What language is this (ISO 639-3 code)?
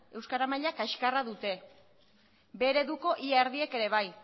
eus